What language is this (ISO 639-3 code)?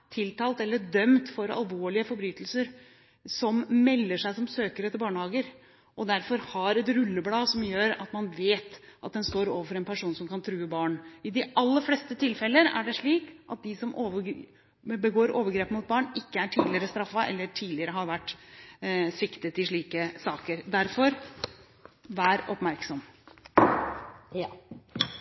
nob